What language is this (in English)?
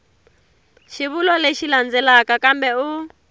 Tsonga